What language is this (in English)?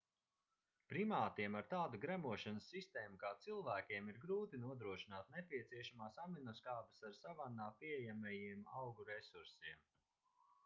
Latvian